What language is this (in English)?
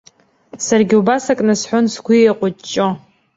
Abkhazian